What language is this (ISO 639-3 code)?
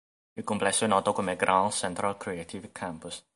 ita